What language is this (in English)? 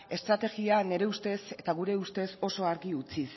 Basque